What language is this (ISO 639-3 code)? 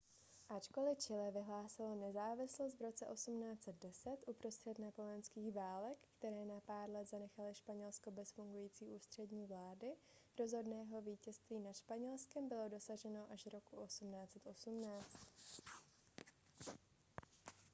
ces